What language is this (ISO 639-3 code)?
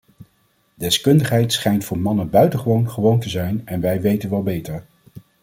nld